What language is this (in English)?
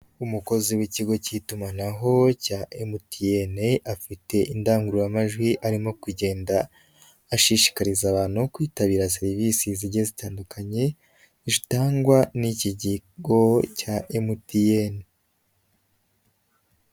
Kinyarwanda